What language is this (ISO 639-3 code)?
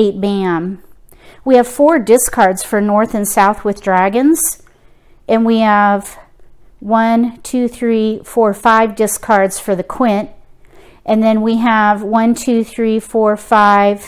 eng